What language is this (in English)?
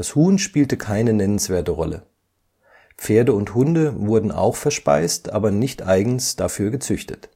German